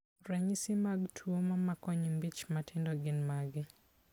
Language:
Luo (Kenya and Tanzania)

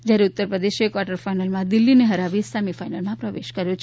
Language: Gujarati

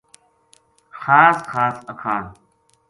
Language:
Gujari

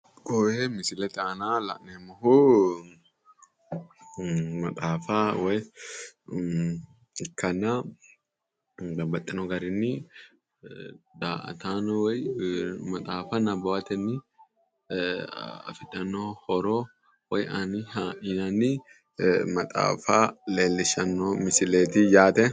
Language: Sidamo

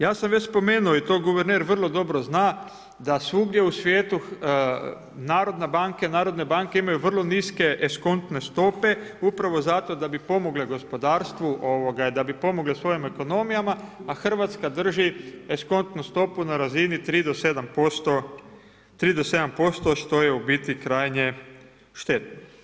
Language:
Croatian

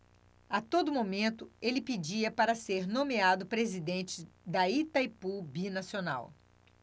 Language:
Portuguese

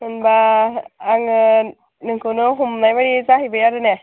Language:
Bodo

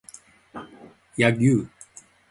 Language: Japanese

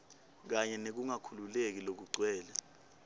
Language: Swati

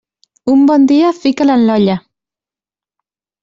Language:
Catalan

